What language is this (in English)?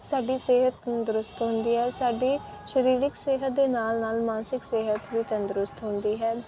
Punjabi